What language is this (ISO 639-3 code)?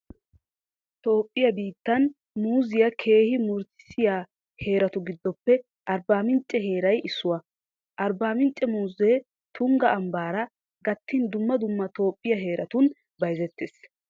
wal